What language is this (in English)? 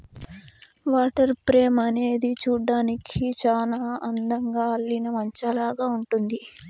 Telugu